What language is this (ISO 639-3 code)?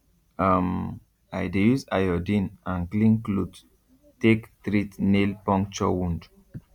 pcm